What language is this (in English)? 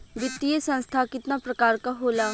Bhojpuri